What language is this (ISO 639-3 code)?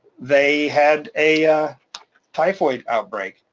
eng